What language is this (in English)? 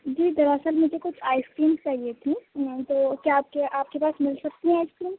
Urdu